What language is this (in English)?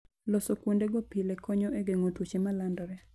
Luo (Kenya and Tanzania)